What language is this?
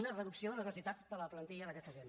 Catalan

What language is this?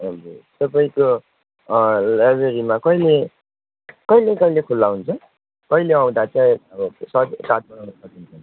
Nepali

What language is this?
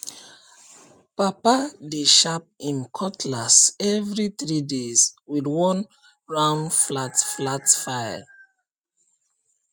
Nigerian Pidgin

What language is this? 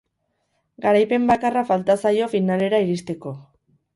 Basque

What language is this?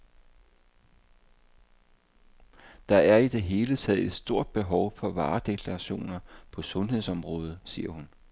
Danish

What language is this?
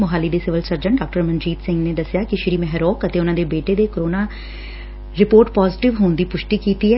Punjabi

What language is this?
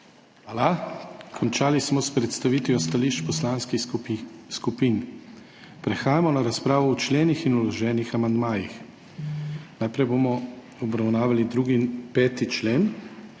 Slovenian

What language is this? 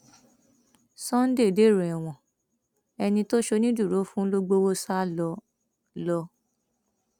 Yoruba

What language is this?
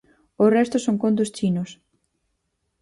Galician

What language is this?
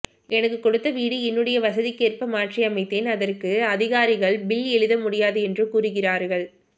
Tamil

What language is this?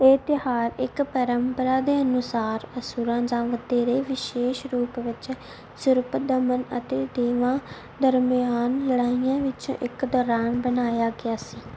Punjabi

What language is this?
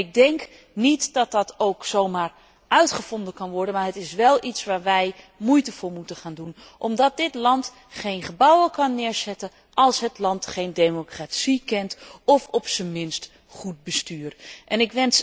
Dutch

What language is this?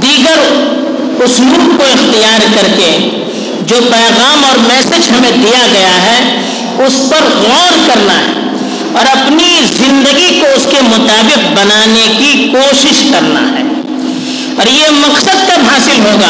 Urdu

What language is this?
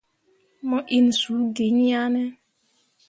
Mundang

